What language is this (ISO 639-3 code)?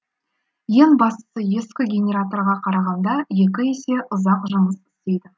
kaz